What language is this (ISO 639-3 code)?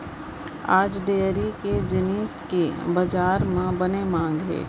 hne